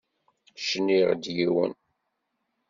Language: Kabyle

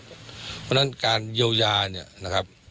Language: Thai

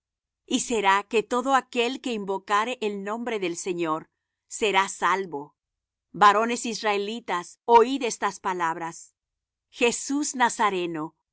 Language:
Spanish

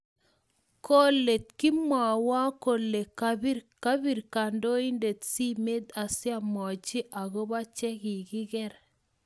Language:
Kalenjin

